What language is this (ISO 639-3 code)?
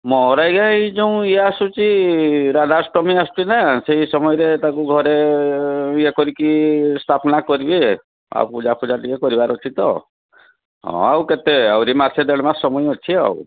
ori